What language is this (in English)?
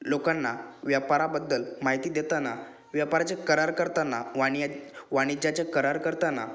Marathi